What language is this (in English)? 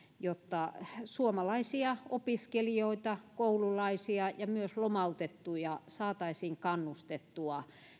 Finnish